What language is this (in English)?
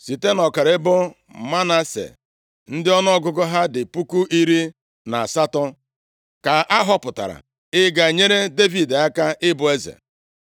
Igbo